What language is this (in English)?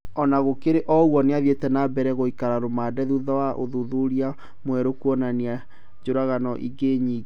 Kikuyu